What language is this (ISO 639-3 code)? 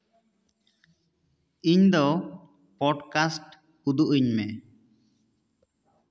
sat